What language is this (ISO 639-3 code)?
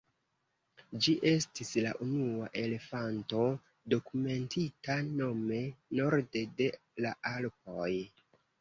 epo